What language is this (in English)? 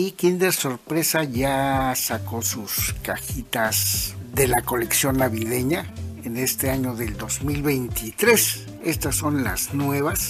Spanish